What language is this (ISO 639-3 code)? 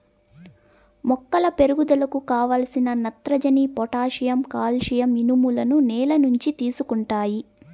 tel